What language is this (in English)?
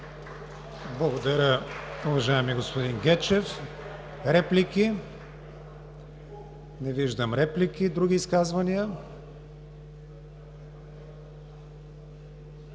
Bulgarian